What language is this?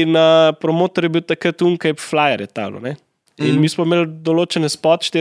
Slovak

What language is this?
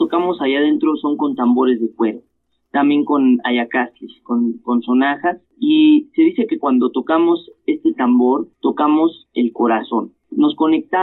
Spanish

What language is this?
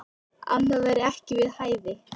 Icelandic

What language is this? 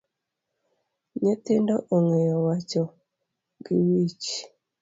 Luo (Kenya and Tanzania)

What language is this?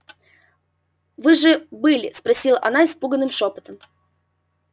Russian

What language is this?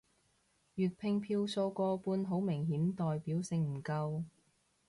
Cantonese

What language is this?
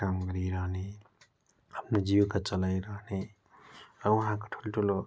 Nepali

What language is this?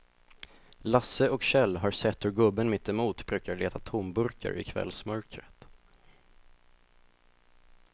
Swedish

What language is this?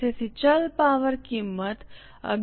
Gujarati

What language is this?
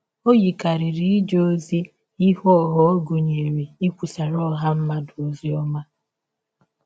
Igbo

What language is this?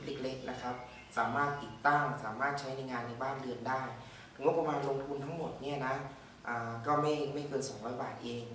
Thai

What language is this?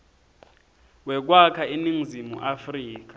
Swati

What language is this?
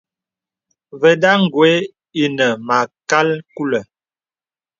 Bebele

